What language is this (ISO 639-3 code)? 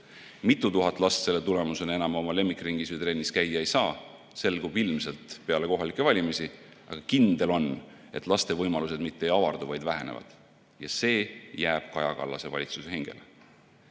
est